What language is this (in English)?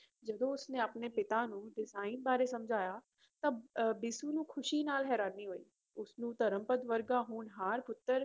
Punjabi